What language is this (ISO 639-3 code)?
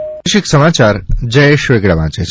guj